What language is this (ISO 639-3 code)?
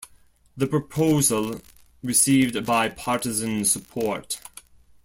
eng